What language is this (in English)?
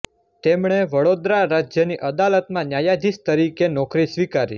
Gujarati